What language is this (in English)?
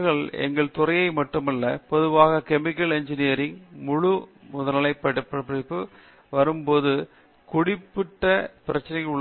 Tamil